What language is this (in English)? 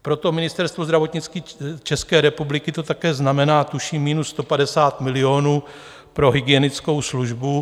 Czech